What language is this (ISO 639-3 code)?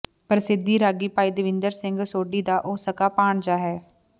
pan